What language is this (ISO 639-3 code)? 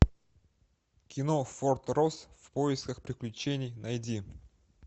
rus